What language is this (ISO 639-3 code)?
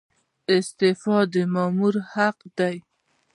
pus